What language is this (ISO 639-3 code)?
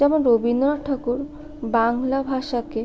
ben